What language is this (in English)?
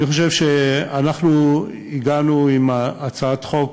Hebrew